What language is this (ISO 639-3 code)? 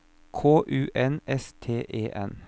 nor